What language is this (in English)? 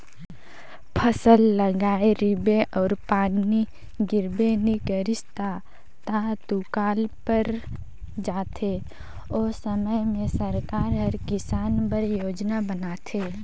Chhattisgarhi